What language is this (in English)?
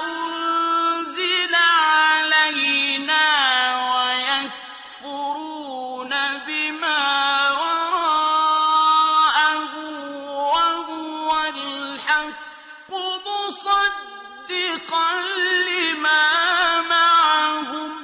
Arabic